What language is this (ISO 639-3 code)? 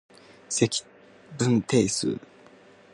jpn